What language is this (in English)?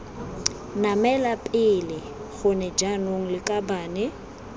Tswana